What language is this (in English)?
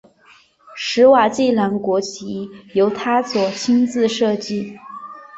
Chinese